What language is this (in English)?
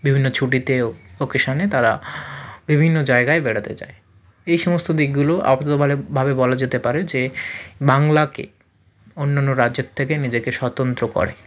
Bangla